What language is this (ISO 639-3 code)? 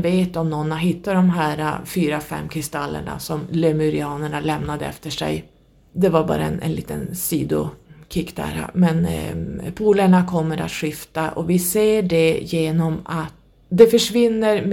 swe